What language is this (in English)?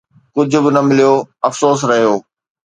Sindhi